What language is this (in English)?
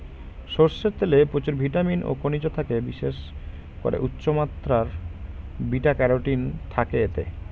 Bangla